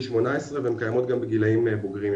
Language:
Hebrew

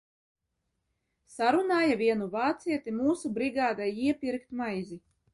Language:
Latvian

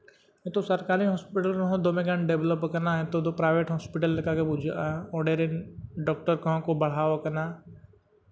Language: Santali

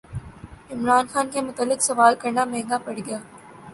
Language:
Urdu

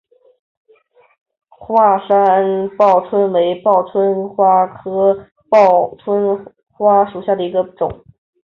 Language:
Chinese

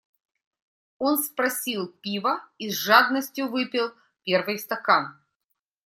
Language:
Russian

